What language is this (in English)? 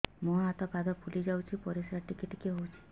Odia